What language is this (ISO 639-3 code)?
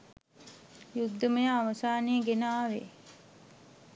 sin